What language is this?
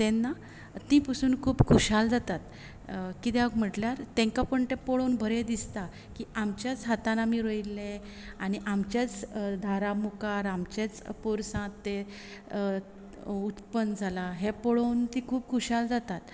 Konkani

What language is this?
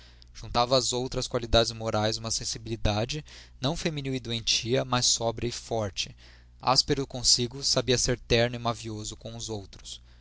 Portuguese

